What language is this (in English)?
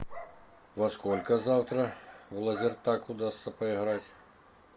Russian